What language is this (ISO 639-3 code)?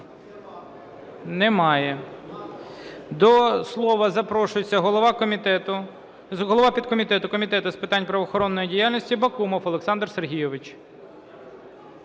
ukr